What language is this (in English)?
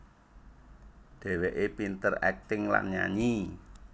Javanese